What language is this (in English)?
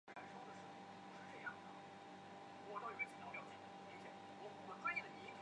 Chinese